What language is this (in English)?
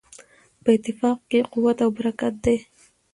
Pashto